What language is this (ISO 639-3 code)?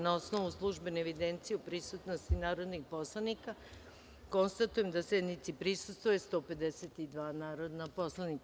srp